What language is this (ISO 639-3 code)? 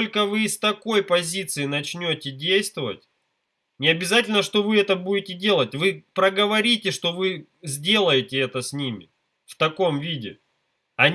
rus